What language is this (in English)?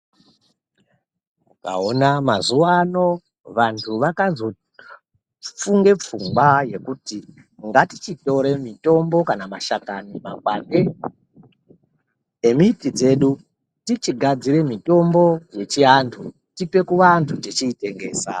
Ndau